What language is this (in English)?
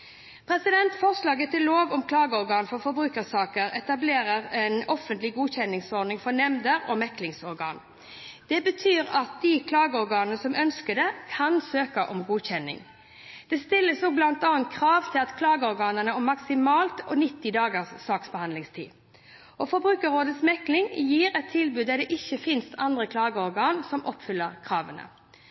Norwegian Bokmål